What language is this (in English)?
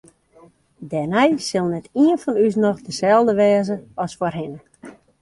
Western Frisian